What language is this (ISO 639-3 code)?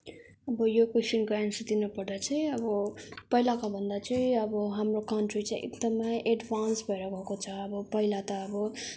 nep